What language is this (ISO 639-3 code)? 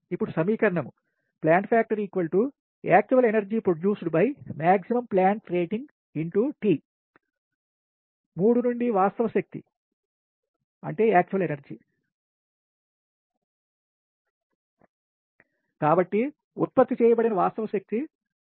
tel